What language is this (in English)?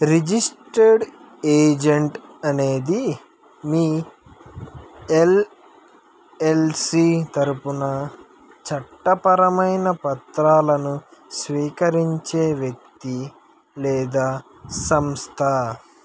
Telugu